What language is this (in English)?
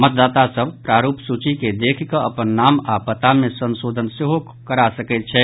Maithili